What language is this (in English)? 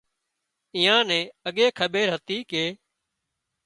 Wadiyara Koli